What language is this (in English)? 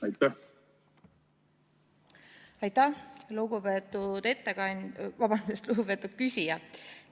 Estonian